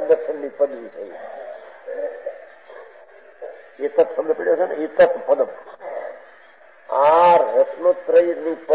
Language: Arabic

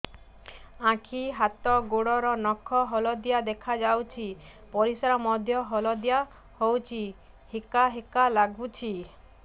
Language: Odia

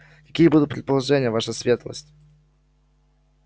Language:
Russian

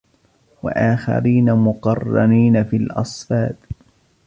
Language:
Arabic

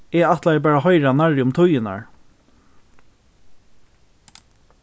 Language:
Faroese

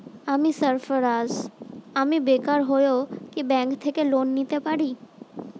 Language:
Bangla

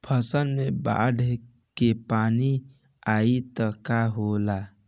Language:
Bhojpuri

